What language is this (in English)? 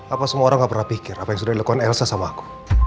Indonesian